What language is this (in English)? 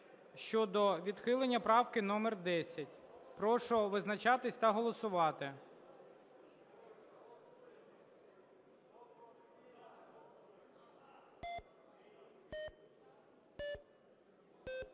Ukrainian